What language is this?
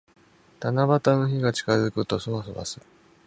Japanese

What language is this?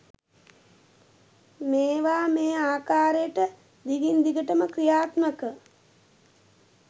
Sinhala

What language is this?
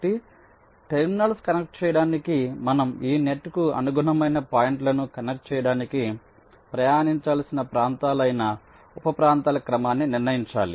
Telugu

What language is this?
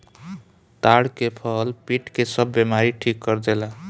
Bhojpuri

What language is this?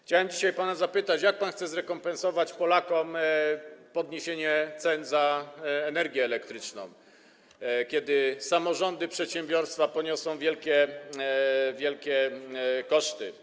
Polish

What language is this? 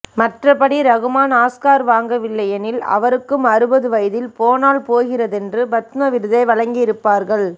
Tamil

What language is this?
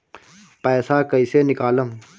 Bhojpuri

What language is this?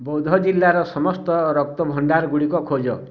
Odia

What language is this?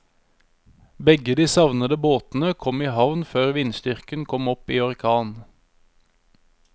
Norwegian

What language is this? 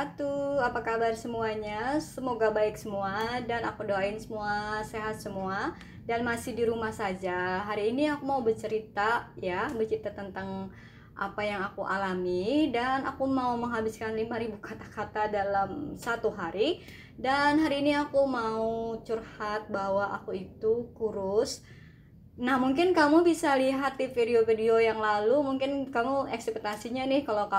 Indonesian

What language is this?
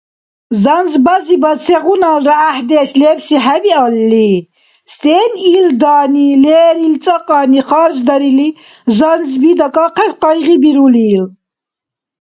Dargwa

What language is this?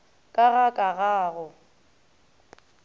Northern Sotho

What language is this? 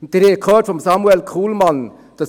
Swiss German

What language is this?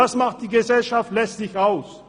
Swiss German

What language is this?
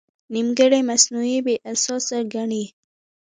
Pashto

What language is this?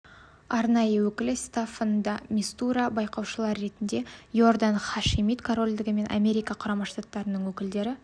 Kazakh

